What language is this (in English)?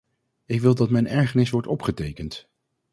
Dutch